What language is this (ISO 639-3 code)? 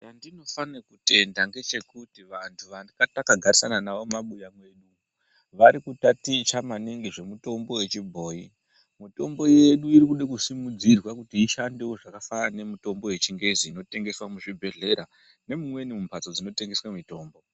ndc